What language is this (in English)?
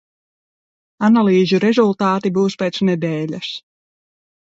Latvian